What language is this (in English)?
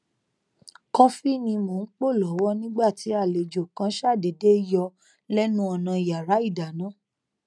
Yoruba